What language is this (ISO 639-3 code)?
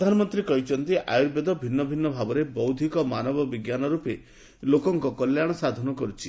ori